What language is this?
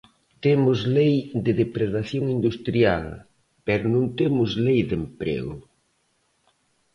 Galician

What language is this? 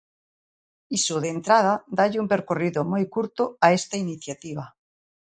Galician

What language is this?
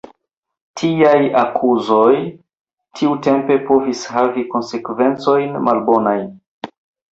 Esperanto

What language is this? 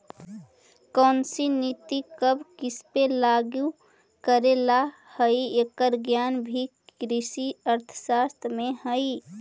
Magahi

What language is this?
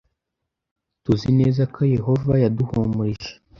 Kinyarwanda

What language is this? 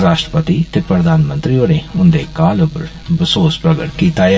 Dogri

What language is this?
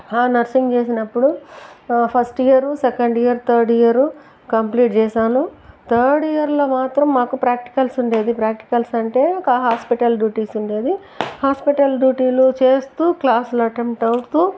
Telugu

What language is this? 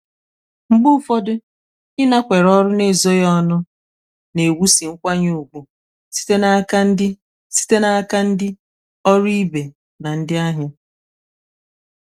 Igbo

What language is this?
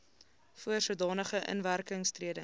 Afrikaans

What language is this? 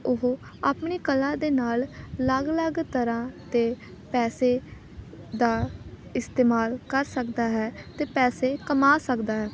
Punjabi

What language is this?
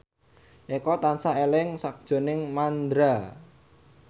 Javanese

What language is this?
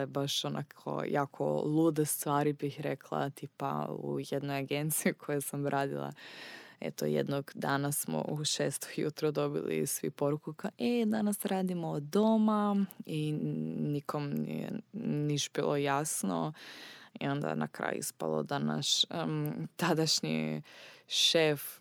Croatian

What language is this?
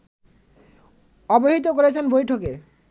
Bangla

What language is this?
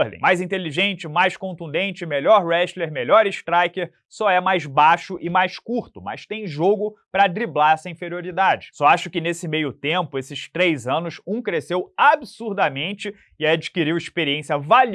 Portuguese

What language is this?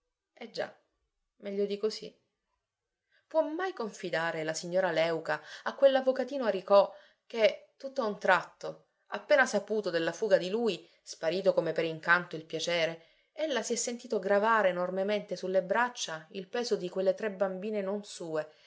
Italian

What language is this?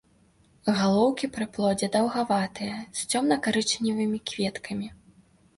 Belarusian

